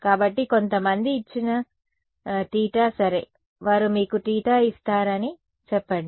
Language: Telugu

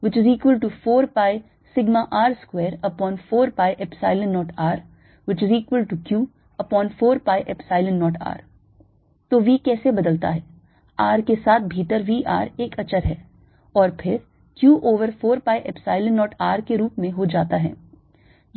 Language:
Hindi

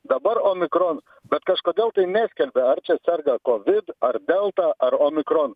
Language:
Lithuanian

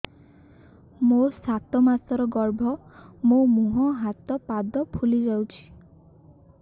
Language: Odia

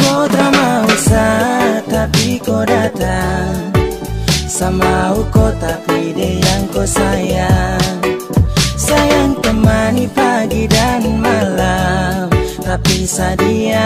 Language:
Indonesian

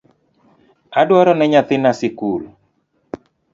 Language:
Luo (Kenya and Tanzania)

